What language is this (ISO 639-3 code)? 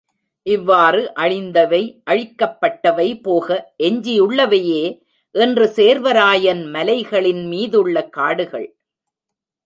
tam